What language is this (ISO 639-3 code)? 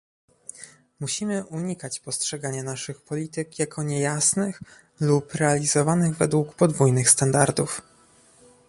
pol